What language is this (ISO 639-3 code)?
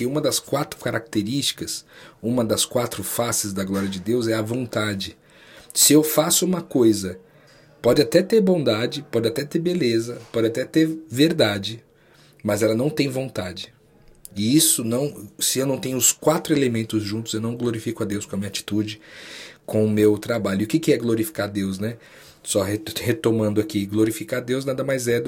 por